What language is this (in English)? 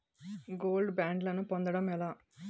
Telugu